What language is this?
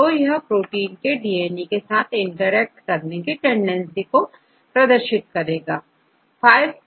Hindi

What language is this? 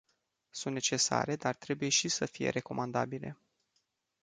Romanian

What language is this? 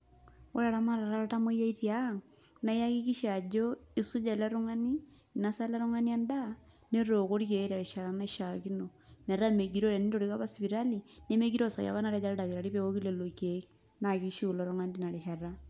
Masai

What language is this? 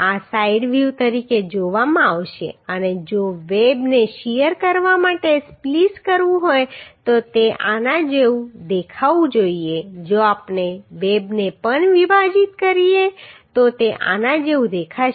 Gujarati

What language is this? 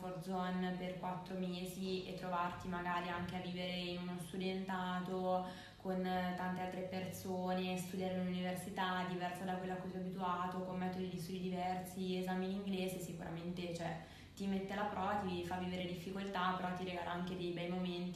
Italian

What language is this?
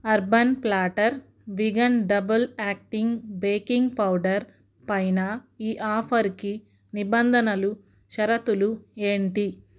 Telugu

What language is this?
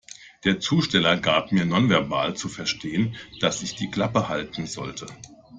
German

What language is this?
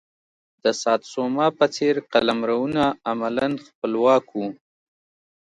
Pashto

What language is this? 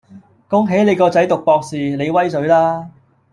Cantonese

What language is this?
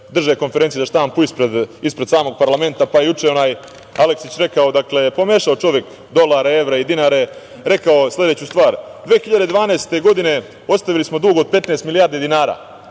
Serbian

